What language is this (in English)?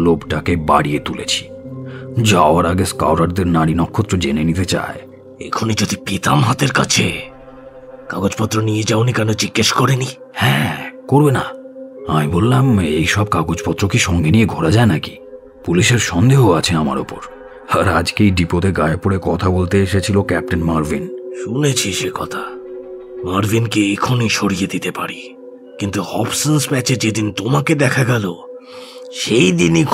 Hindi